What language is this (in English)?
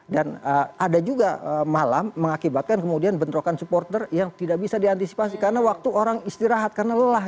Indonesian